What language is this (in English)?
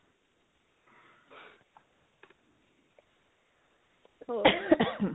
Punjabi